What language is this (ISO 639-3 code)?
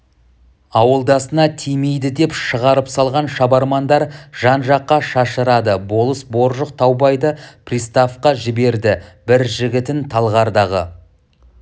kaz